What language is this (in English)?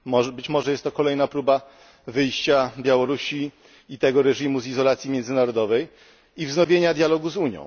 Polish